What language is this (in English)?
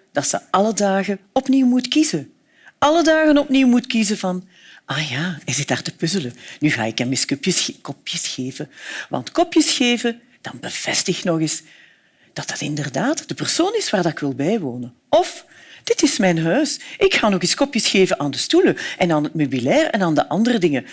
Dutch